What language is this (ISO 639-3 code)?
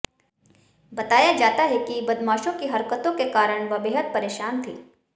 hin